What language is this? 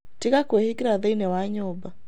Kikuyu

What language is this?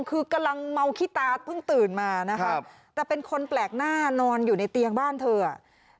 Thai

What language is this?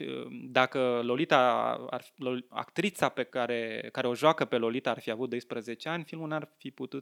Romanian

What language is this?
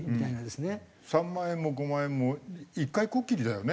Japanese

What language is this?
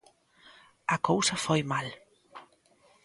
Galician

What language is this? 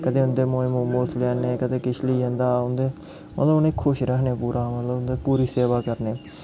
Dogri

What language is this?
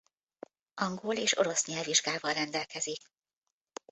Hungarian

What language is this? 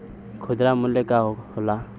Bhojpuri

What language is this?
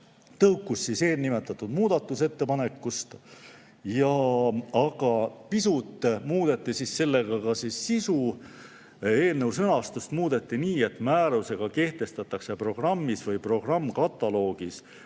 Estonian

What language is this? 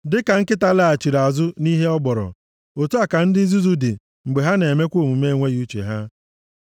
Igbo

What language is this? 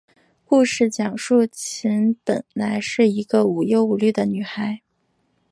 Chinese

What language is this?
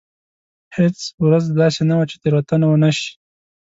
Pashto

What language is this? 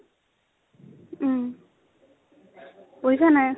Assamese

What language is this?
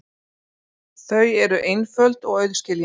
Icelandic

